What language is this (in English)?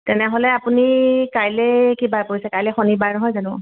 Assamese